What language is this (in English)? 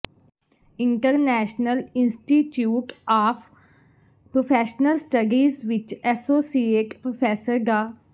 Punjabi